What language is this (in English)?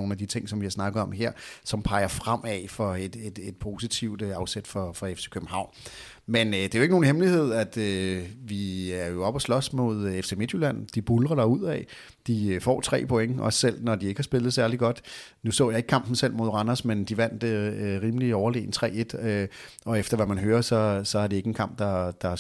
Danish